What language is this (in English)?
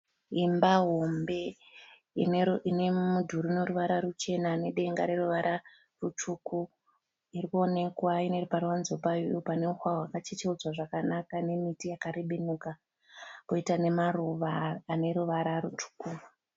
Shona